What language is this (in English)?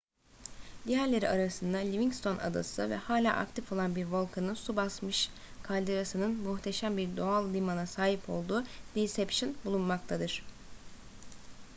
Turkish